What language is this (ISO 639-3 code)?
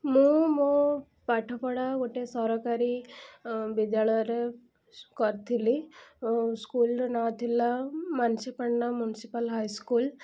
ori